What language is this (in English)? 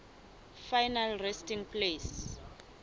Southern Sotho